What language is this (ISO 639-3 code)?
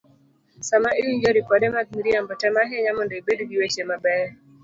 luo